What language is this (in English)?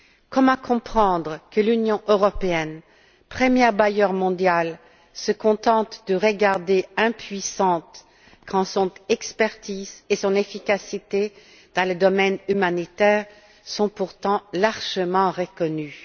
French